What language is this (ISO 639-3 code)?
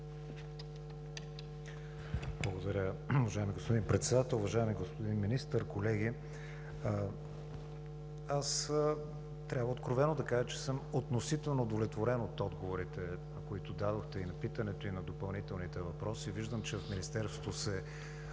bul